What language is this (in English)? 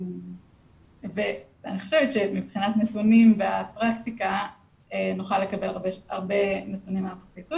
Hebrew